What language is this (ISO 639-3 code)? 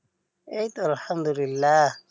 ben